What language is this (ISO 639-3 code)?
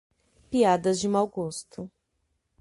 por